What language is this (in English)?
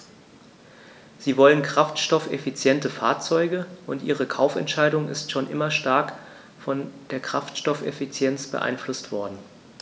German